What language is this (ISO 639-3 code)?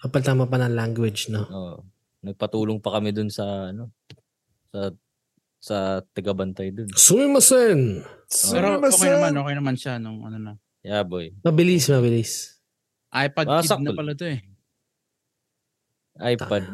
fil